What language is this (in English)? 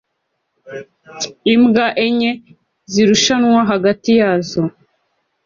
Kinyarwanda